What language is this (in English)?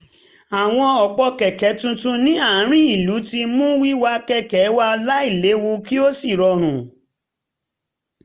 Yoruba